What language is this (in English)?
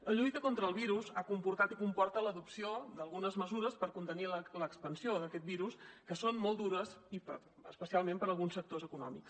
Catalan